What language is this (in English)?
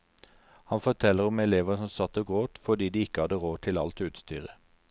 Norwegian